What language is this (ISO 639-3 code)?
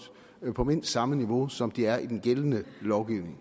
dan